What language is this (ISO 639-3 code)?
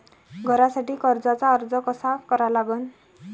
mar